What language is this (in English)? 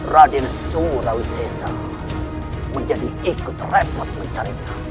Indonesian